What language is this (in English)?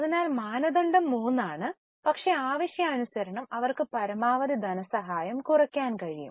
Malayalam